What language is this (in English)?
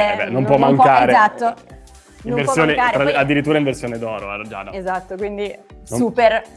Italian